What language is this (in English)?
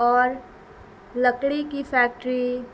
Urdu